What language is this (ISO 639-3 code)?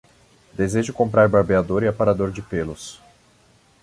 por